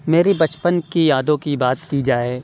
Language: Urdu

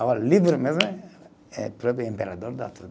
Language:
Portuguese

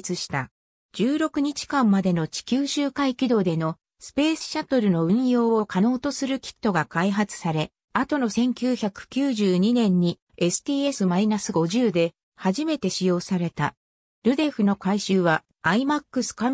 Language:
Japanese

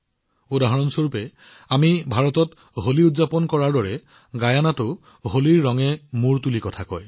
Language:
Assamese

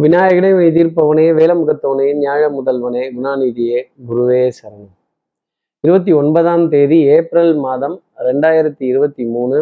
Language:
Tamil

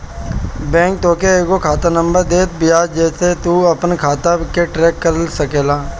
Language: Bhojpuri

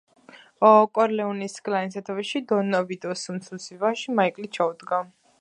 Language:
Georgian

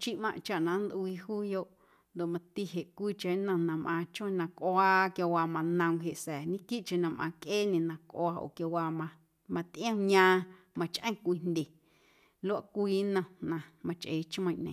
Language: Guerrero Amuzgo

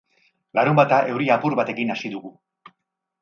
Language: Basque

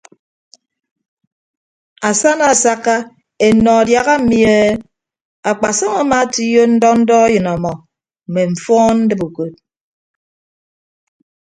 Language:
Ibibio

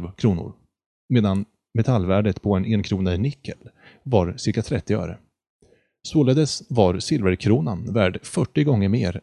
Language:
Swedish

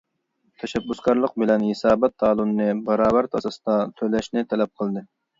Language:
Uyghur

